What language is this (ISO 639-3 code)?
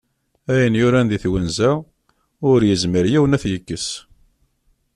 kab